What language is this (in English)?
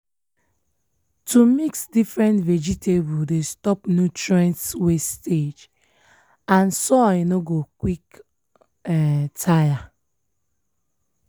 Nigerian Pidgin